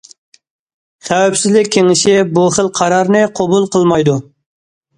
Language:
Uyghur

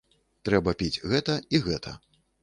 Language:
Belarusian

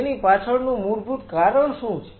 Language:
Gujarati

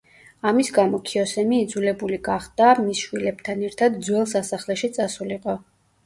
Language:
Georgian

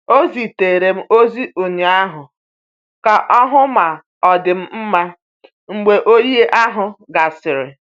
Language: Igbo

